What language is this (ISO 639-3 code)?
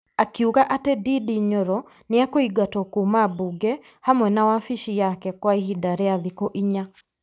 kik